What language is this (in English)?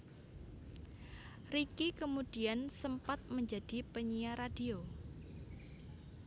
Javanese